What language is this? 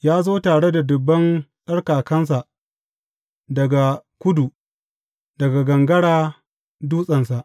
Hausa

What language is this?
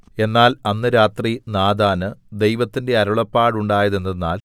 Malayalam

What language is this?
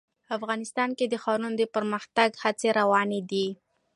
Pashto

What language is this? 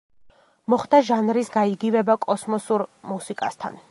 Georgian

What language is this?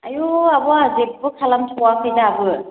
Bodo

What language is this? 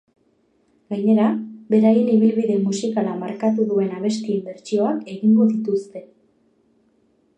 Basque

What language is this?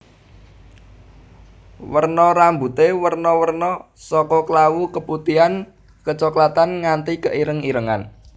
Javanese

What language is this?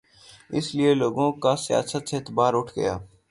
Urdu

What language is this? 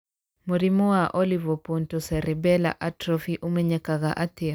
Kikuyu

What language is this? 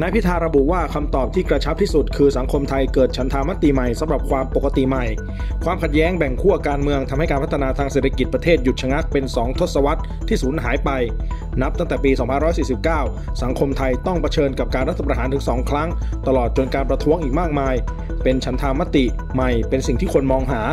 Thai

